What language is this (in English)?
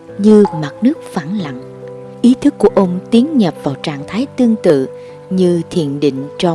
Vietnamese